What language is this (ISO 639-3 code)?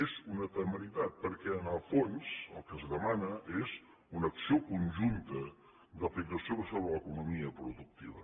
cat